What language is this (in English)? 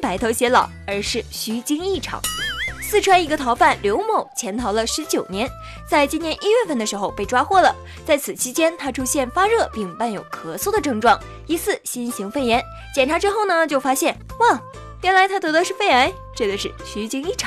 Chinese